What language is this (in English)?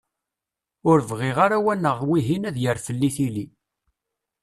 Kabyle